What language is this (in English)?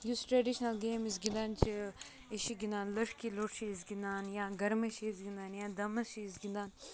Kashmiri